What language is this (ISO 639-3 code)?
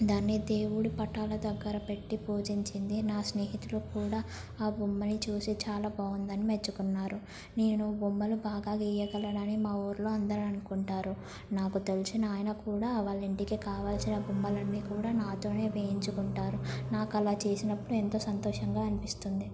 tel